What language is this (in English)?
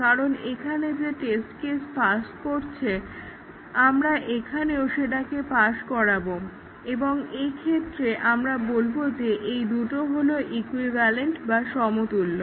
Bangla